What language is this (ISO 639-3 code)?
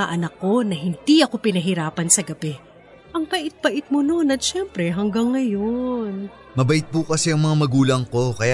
fil